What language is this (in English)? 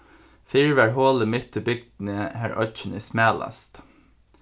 Faroese